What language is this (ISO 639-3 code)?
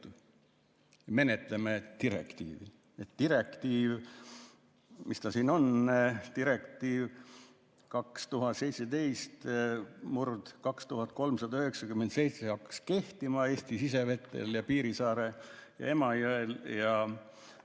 est